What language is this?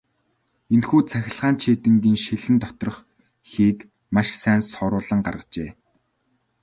Mongolian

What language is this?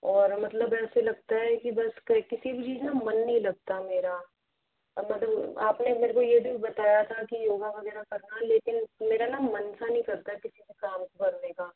Hindi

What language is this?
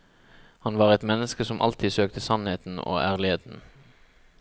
Norwegian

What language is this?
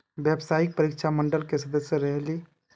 Magahi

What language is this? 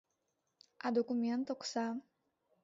Mari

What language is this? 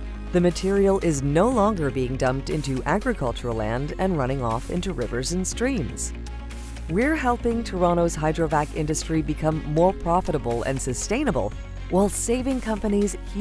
English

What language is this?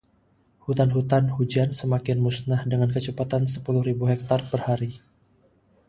Indonesian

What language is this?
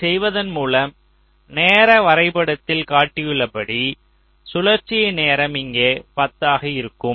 Tamil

